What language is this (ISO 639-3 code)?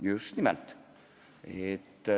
est